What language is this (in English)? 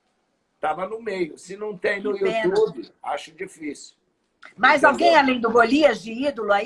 Portuguese